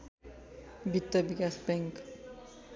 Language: Nepali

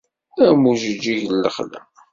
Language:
Kabyle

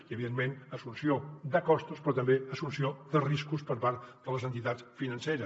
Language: Catalan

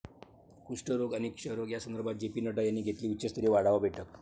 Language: Marathi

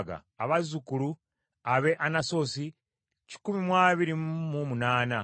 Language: Ganda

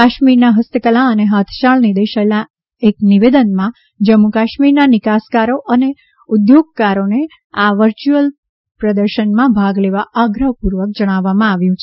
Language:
Gujarati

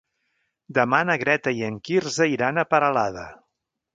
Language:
Catalan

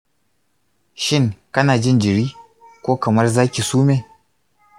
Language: Hausa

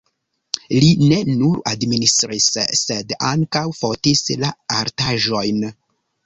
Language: Esperanto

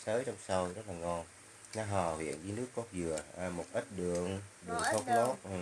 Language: Vietnamese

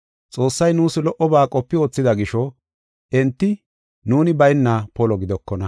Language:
Gofa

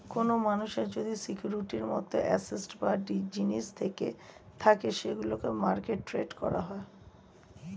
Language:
Bangla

